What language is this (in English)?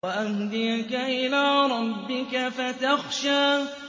Arabic